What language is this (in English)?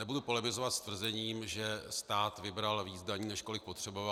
Czech